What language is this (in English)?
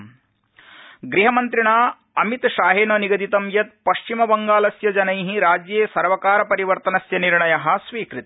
Sanskrit